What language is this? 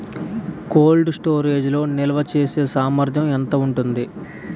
Telugu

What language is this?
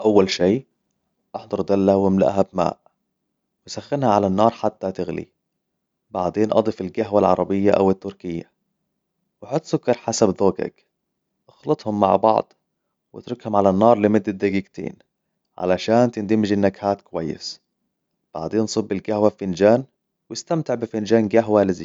Hijazi Arabic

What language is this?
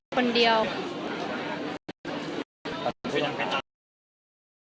Thai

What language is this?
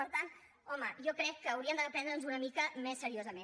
Catalan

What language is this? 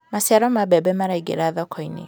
Kikuyu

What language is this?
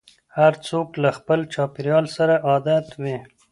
Pashto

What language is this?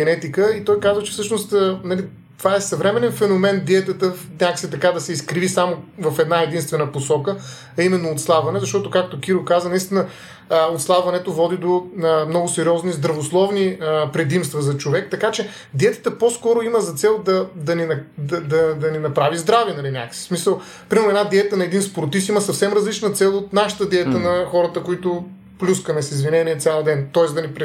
Bulgarian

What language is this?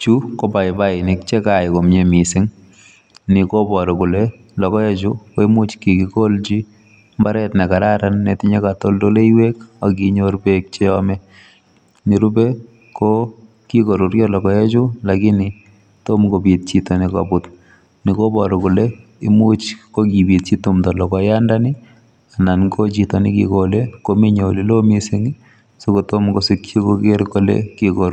Kalenjin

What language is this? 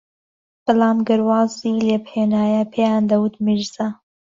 Central Kurdish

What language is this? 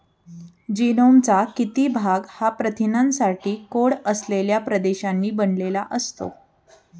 Marathi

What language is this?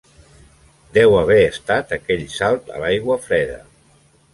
Catalan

